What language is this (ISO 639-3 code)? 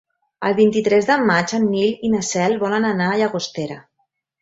cat